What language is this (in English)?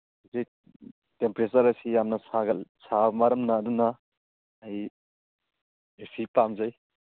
Manipuri